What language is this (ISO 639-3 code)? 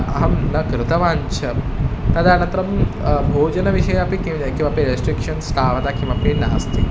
san